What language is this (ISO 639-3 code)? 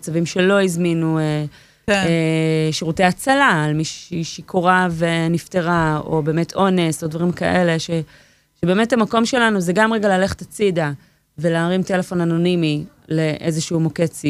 heb